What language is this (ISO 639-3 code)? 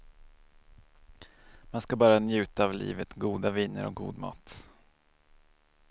swe